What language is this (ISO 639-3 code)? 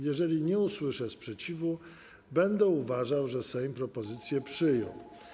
pol